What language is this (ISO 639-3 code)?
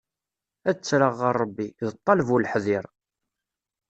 kab